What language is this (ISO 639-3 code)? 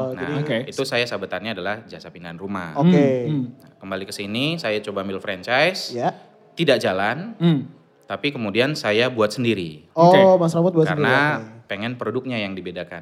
ind